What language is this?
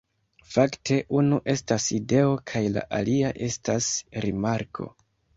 Esperanto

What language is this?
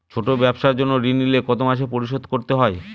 Bangla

